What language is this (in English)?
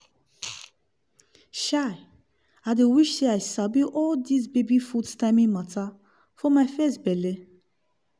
Nigerian Pidgin